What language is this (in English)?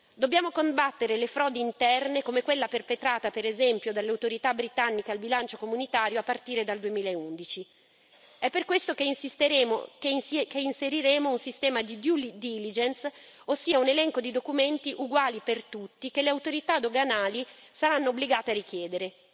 Italian